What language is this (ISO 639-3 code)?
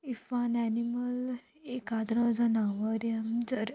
kok